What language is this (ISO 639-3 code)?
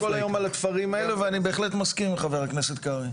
heb